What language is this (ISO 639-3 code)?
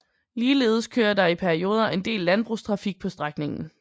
dan